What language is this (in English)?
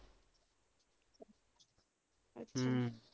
Punjabi